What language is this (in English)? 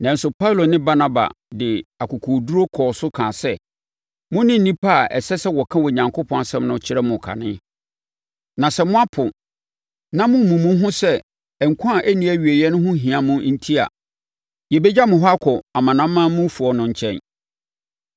Akan